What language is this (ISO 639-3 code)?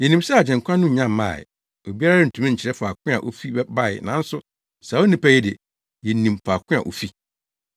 aka